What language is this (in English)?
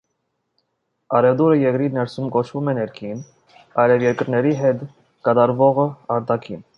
Armenian